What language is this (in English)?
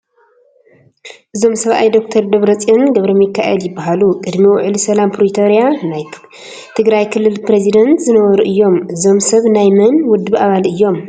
Tigrinya